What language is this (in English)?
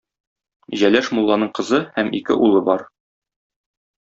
Tatar